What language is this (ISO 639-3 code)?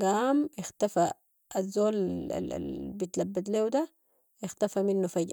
apd